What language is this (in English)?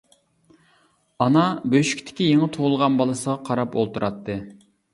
Uyghur